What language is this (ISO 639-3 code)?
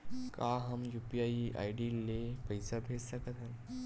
hne